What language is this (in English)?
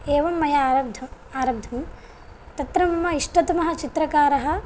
Sanskrit